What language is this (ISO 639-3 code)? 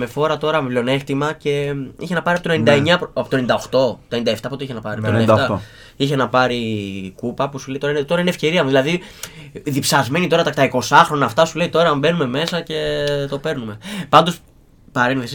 ell